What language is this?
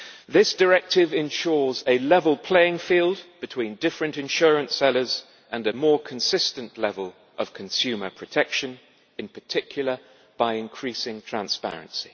English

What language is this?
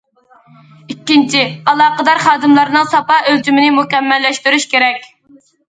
Uyghur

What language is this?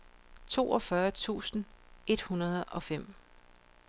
Danish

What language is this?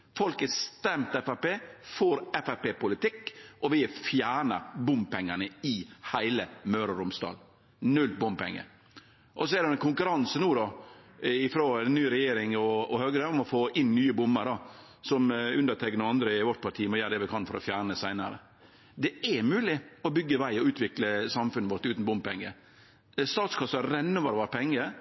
Norwegian Nynorsk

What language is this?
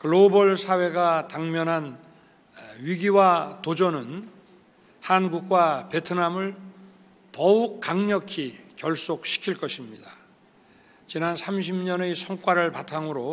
Korean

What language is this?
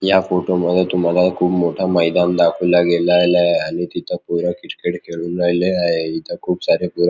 Marathi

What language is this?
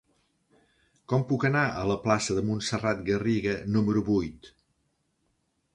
Catalan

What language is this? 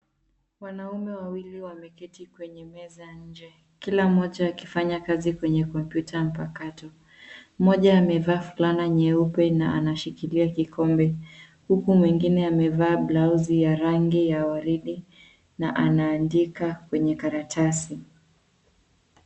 Swahili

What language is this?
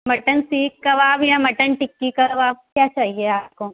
Urdu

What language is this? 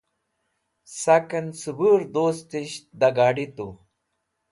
Wakhi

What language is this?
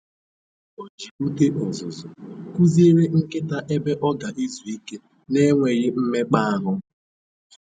Igbo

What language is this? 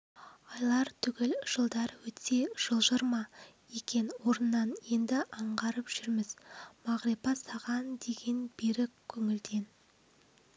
Kazakh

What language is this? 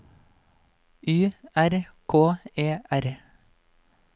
Norwegian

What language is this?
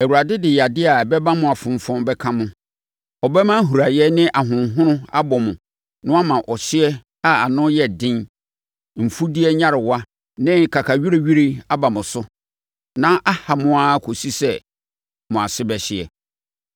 Akan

